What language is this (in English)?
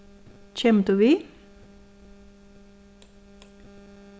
Faroese